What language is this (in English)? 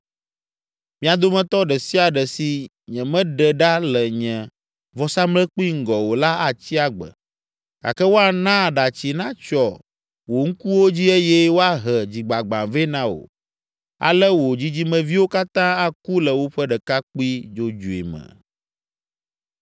Ewe